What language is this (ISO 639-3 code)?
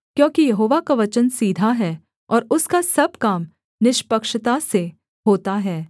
hin